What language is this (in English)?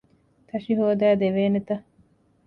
Divehi